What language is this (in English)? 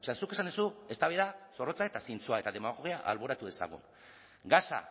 Basque